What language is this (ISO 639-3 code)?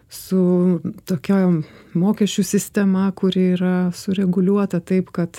lit